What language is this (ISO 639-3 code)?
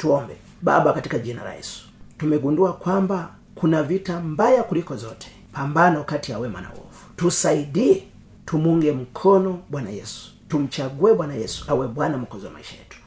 swa